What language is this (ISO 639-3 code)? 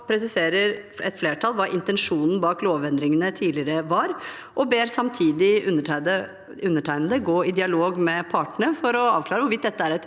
nor